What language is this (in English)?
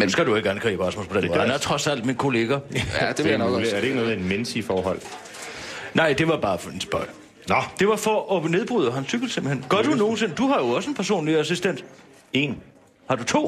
Danish